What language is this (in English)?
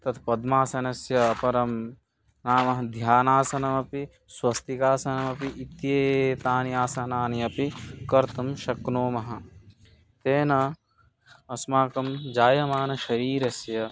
Sanskrit